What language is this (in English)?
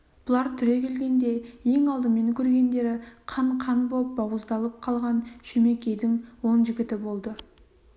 Kazakh